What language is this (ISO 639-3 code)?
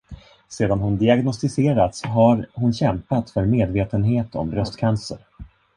swe